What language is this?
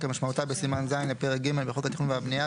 Hebrew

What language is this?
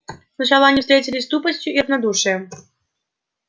Russian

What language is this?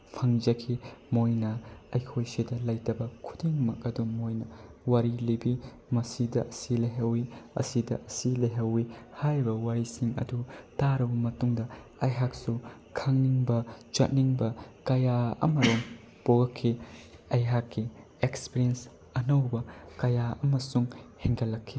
Manipuri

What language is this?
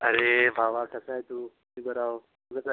Marathi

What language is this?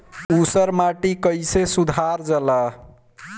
Bhojpuri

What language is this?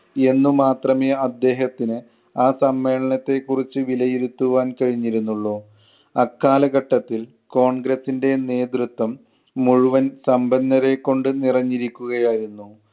Malayalam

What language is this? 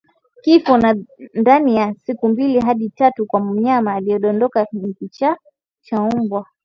Swahili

